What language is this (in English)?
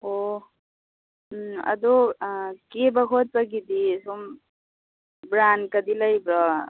Manipuri